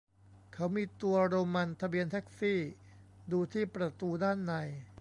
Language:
Thai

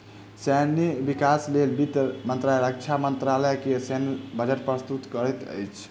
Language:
Maithili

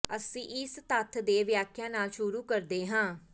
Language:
Punjabi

